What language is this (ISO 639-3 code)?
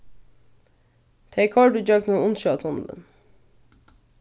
fao